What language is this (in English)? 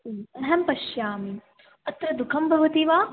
Sanskrit